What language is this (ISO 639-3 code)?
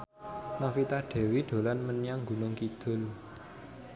jav